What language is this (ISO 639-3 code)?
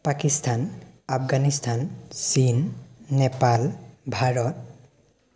asm